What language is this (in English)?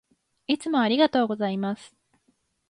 Japanese